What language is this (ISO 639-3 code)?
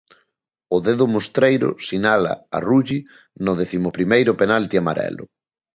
glg